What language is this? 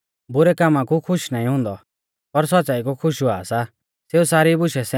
Mahasu Pahari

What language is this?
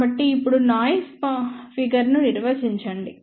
Telugu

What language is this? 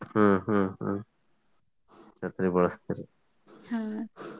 Kannada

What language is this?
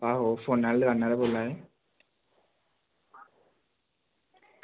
Dogri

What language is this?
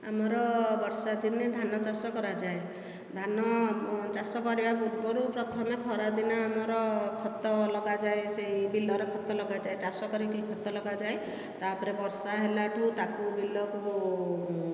Odia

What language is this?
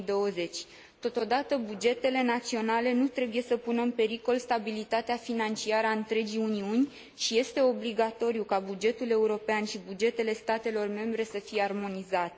Romanian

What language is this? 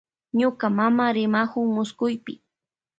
Loja Highland Quichua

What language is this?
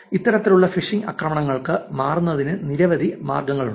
Malayalam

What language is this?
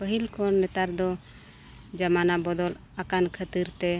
Santali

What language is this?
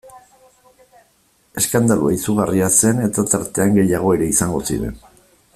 Basque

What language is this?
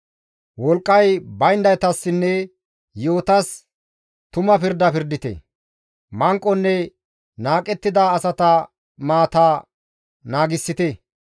Gamo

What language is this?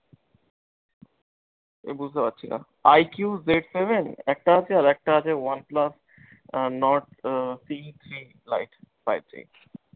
Bangla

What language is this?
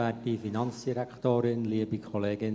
Swiss German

